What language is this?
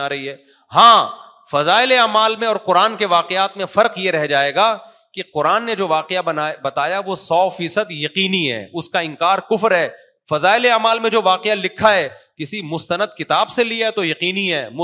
Urdu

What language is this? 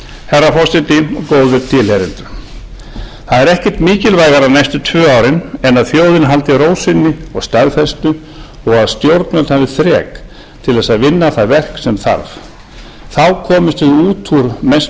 Icelandic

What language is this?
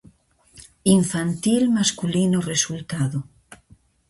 Galician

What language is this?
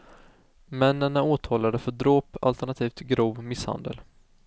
Swedish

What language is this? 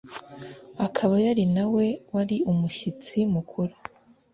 Kinyarwanda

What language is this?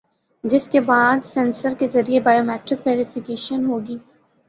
Urdu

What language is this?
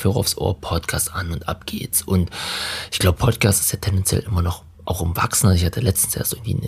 German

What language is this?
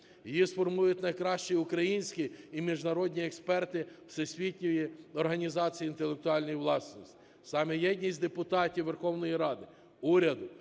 Ukrainian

